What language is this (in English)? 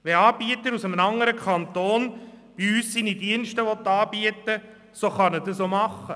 Swiss German